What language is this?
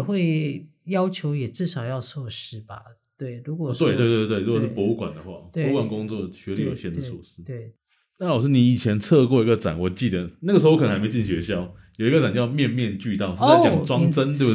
Chinese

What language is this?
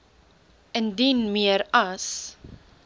Afrikaans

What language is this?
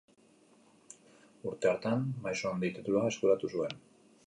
Basque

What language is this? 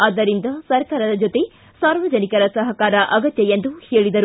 Kannada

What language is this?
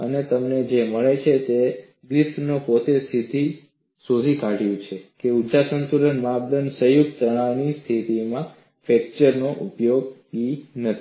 Gujarati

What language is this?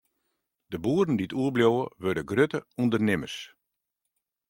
Western Frisian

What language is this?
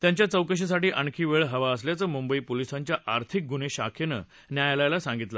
Marathi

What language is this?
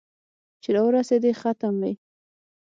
Pashto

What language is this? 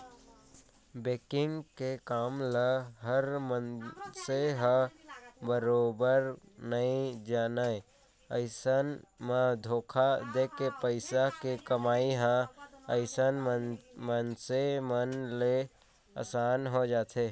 Chhattisgarhi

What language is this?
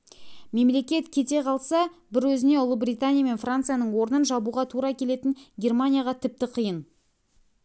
Kazakh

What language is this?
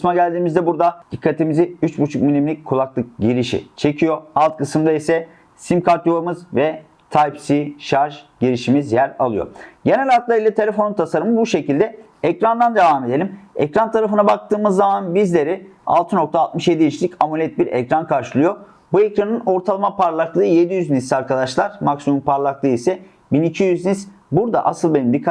Turkish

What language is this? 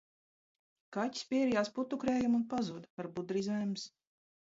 Latvian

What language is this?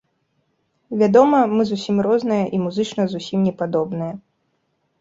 Belarusian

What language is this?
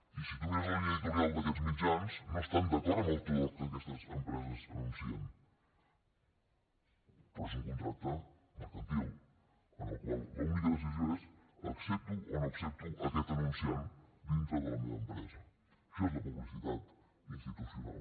Catalan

